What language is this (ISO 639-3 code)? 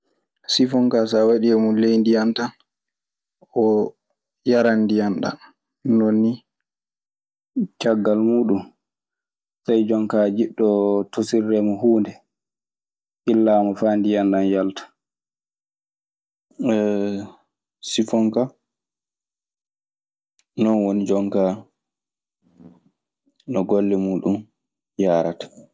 ffm